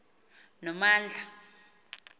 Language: Xhosa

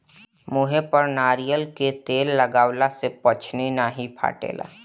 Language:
Bhojpuri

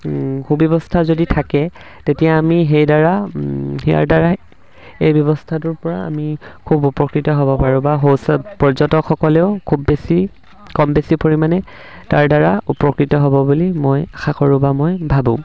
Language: Assamese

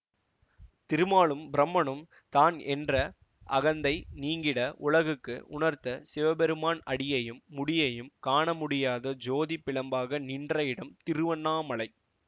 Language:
Tamil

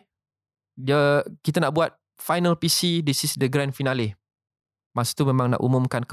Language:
Malay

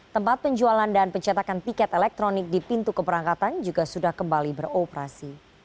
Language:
Indonesian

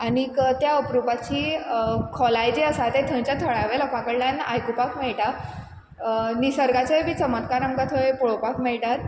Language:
Konkani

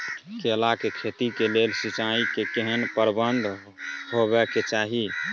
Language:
Maithili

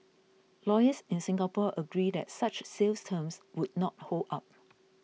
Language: English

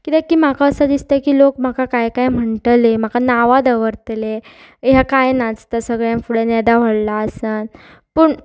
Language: Konkani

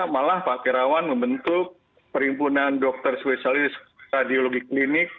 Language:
Indonesian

